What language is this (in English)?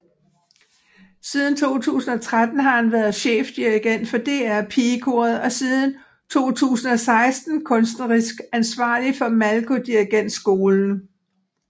Danish